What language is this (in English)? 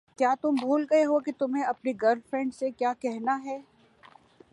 Urdu